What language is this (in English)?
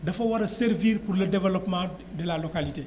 Wolof